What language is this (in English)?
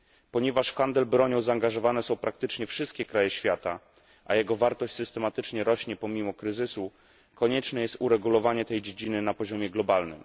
Polish